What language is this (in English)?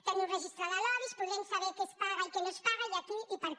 Catalan